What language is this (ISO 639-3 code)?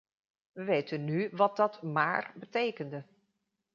nld